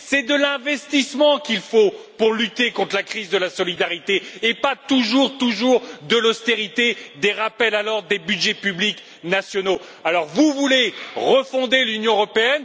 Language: French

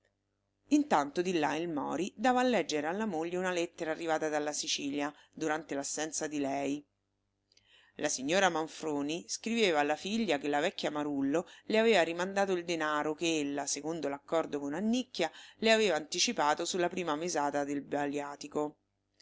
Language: Italian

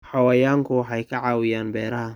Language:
Somali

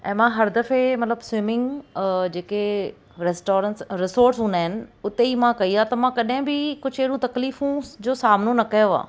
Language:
Sindhi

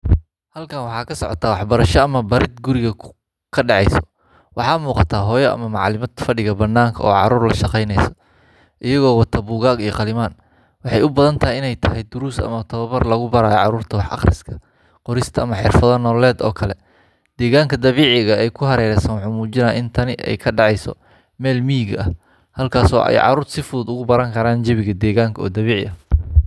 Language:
Somali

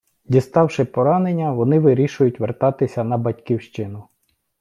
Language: Ukrainian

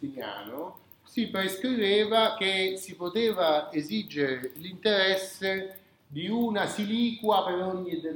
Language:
Italian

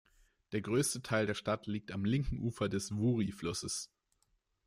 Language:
German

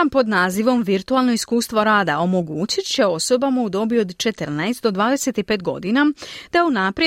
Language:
Croatian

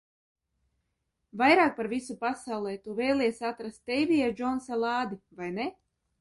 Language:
Latvian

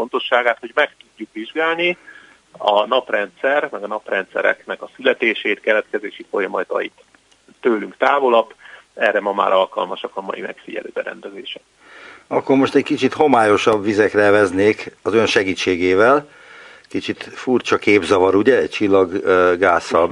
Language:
Hungarian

